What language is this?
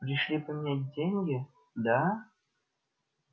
Russian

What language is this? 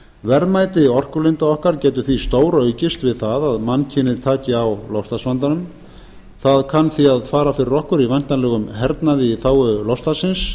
Icelandic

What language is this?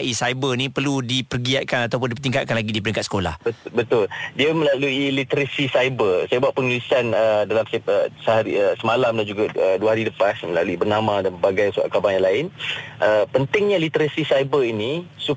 Malay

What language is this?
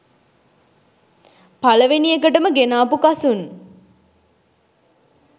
Sinhala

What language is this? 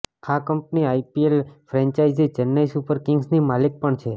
Gujarati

